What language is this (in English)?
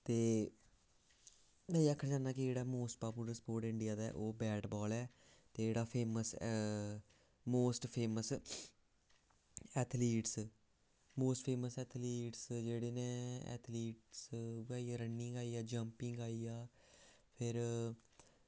Dogri